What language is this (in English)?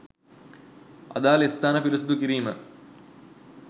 Sinhala